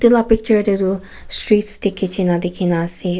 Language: Naga Pidgin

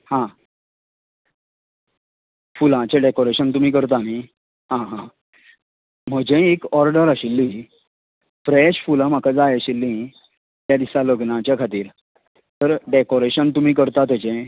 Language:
Konkani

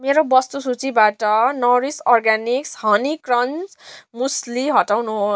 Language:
Nepali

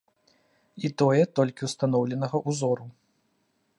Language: Belarusian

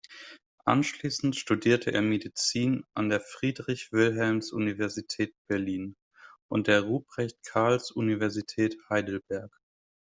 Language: German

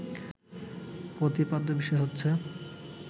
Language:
Bangla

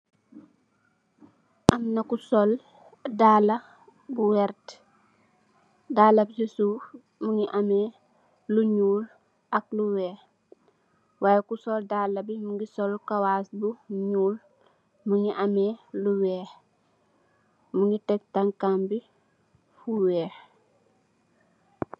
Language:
Wolof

